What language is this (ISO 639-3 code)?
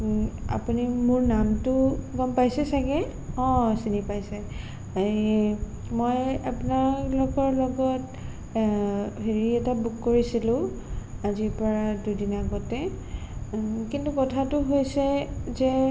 asm